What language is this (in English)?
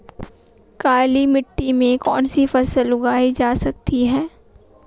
Hindi